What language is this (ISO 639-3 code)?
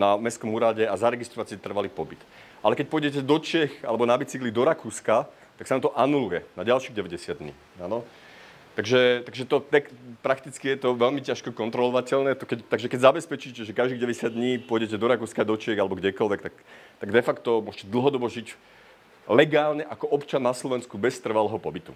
ces